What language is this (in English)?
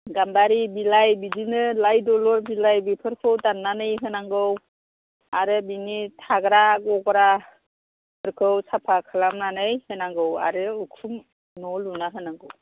Bodo